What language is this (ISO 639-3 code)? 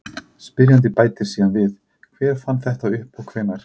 isl